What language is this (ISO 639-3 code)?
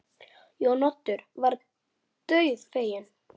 isl